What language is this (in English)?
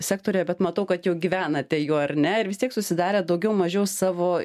Lithuanian